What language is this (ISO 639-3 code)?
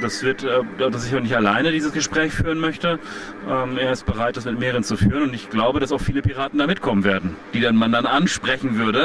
deu